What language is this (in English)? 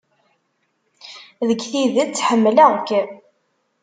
Kabyle